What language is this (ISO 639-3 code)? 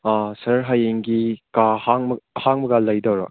mni